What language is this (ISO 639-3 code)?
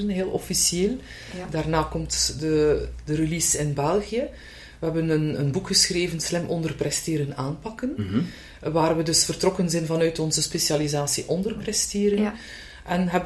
nld